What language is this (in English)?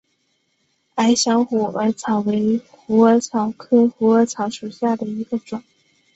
Chinese